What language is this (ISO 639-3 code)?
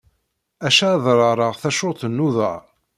kab